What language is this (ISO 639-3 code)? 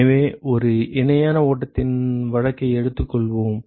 tam